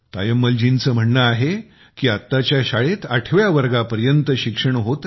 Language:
Marathi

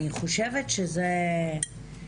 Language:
Hebrew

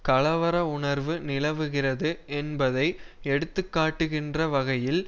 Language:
Tamil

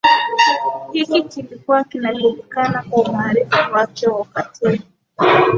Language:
Swahili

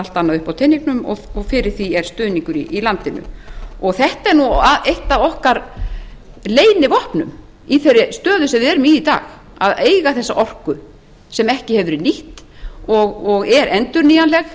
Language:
Icelandic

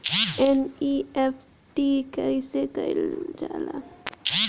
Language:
Bhojpuri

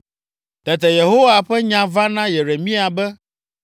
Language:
Ewe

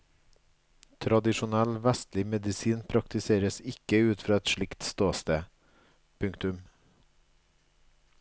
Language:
Norwegian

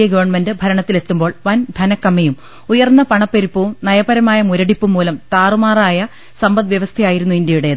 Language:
Malayalam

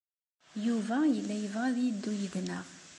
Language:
Kabyle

